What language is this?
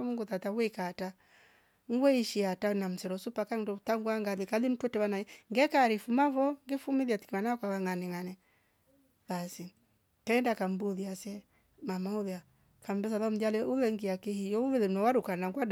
Rombo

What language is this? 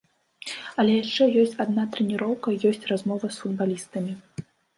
Belarusian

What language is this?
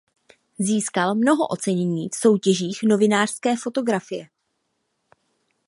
Czech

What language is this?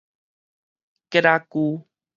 Min Nan Chinese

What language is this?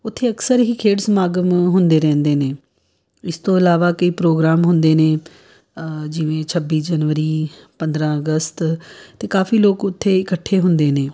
Punjabi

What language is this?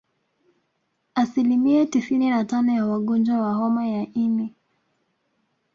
Swahili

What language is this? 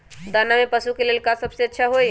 Magahi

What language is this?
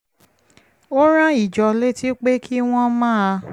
Yoruba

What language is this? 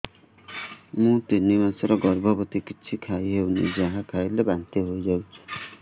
Odia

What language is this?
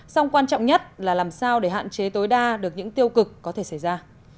Vietnamese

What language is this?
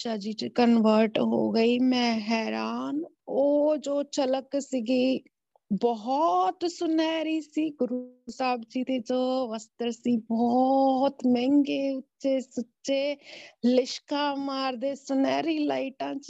Punjabi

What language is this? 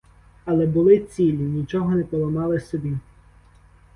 Ukrainian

